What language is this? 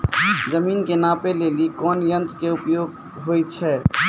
Maithili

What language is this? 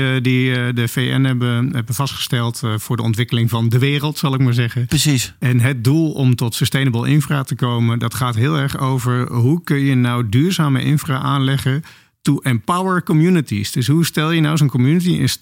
Dutch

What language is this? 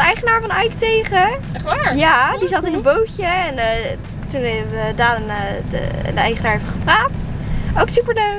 Dutch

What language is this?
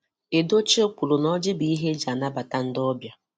Igbo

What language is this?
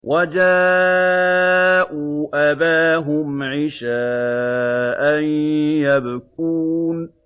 Arabic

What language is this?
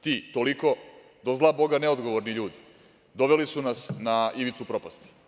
Serbian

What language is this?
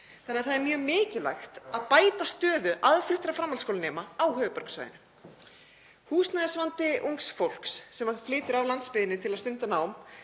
Icelandic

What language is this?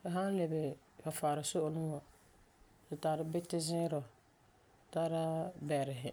Frafra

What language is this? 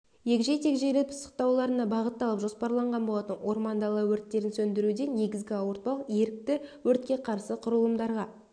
Kazakh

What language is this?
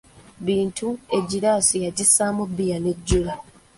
Ganda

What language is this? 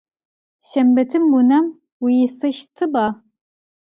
Adyghe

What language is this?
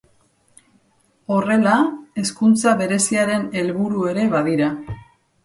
Basque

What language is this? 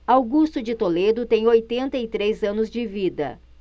Portuguese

